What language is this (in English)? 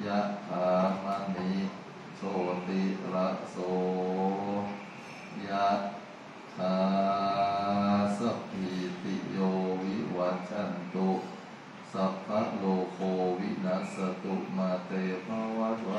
Thai